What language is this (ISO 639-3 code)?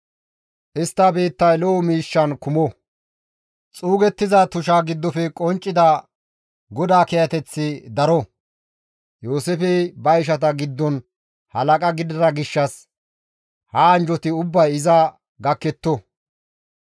gmv